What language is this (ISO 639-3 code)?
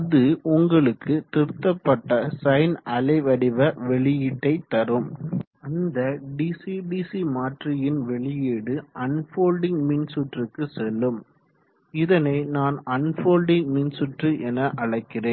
tam